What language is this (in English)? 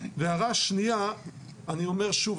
Hebrew